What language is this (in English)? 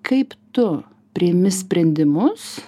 Lithuanian